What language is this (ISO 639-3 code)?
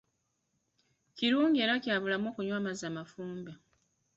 lug